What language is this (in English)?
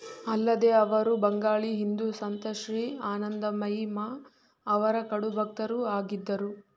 Kannada